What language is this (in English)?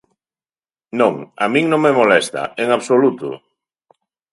Galician